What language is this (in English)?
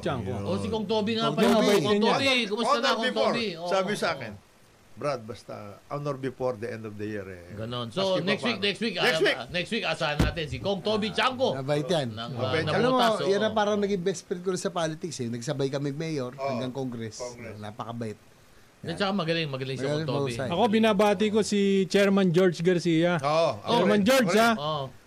Filipino